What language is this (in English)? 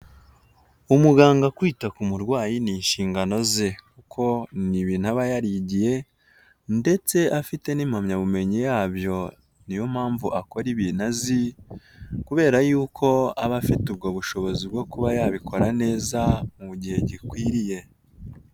Kinyarwanda